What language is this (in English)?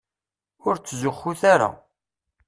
Kabyle